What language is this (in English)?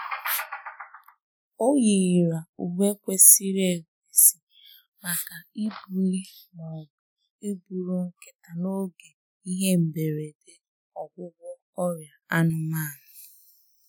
Igbo